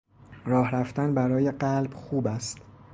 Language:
Persian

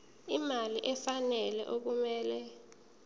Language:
Zulu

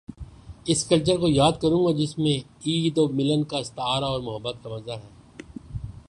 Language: Urdu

